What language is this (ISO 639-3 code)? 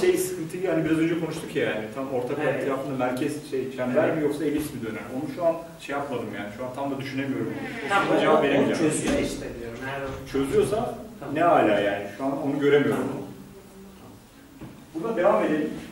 tur